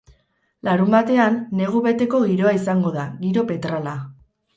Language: Basque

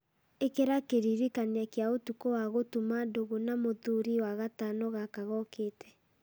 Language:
Kikuyu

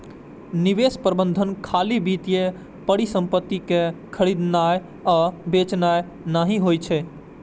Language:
Maithili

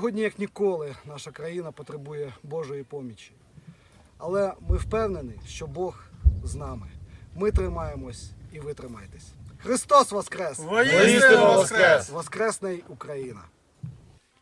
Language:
Ukrainian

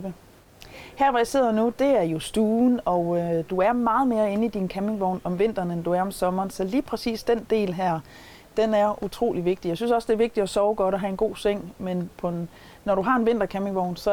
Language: Danish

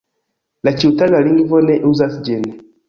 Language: Esperanto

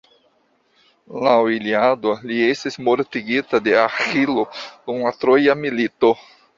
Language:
Esperanto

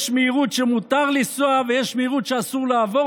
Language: Hebrew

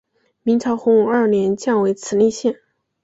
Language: Chinese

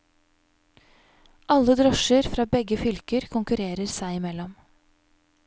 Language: Norwegian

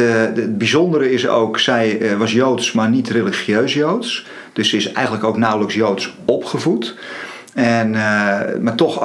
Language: Dutch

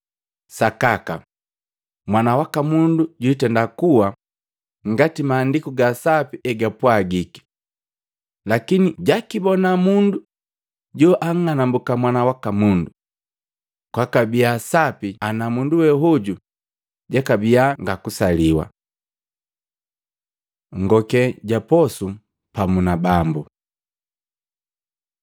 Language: Matengo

